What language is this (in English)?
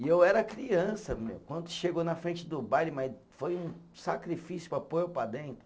Portuguese